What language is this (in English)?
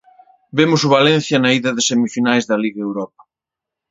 Galician